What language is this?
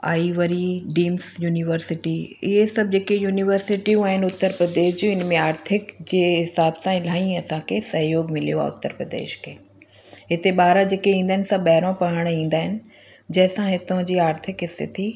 Sindhi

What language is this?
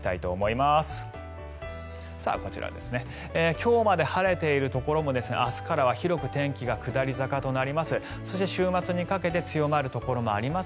Japanese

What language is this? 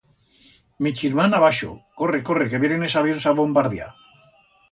Aragonese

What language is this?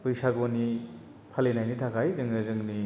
Bodo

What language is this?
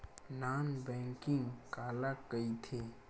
Chhattisgarhi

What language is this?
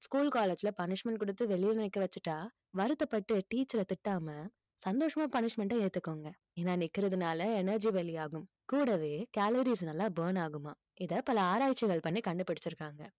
Tamil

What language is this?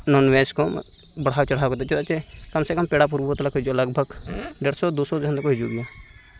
Santali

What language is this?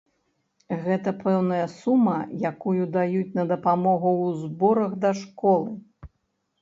Belarusian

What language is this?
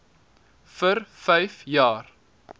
Afrikaans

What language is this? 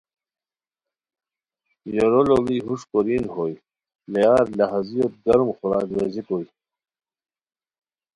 Khowar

